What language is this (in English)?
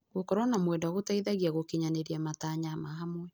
Kikuyu